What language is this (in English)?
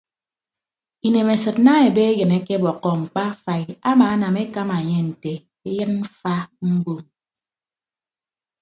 Ibibio